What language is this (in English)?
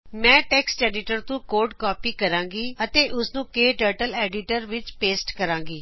Punjabi